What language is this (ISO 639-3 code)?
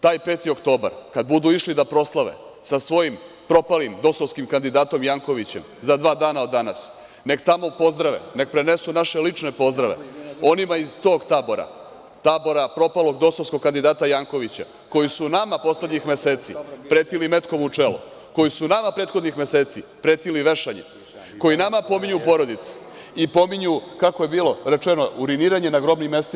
srp